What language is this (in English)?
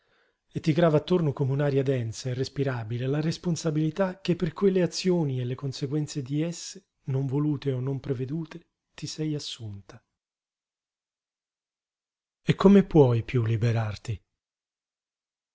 Italian